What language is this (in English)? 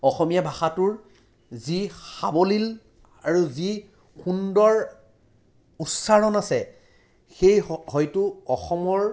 Assamese